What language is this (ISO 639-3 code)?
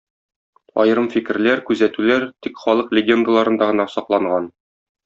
tat